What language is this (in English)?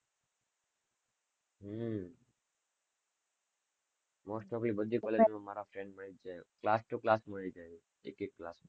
Gujarati